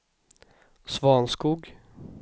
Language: Swedish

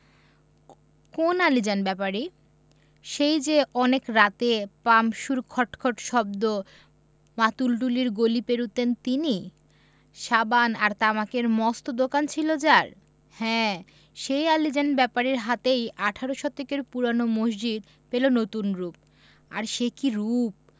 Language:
Bangla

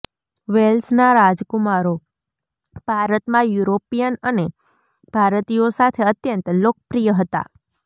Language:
Gujarati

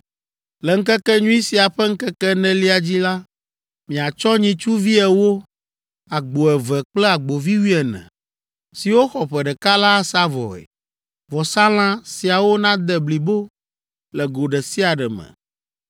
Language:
Ewe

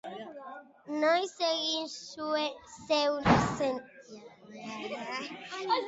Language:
Basque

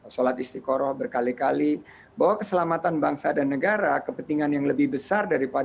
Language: Indonesian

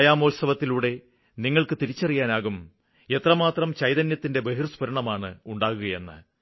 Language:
Malayalam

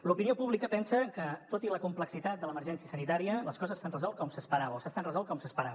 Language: Catalan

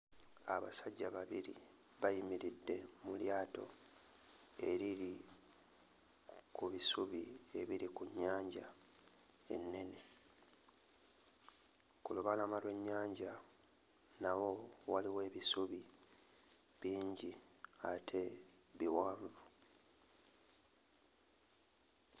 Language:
Ganda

